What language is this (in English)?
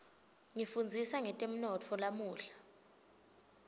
Swati